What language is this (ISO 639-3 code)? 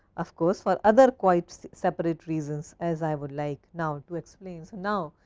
eng